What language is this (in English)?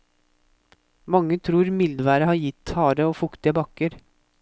Norwegian